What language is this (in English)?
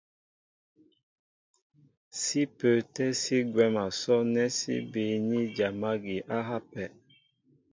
Mbo (Cameroon)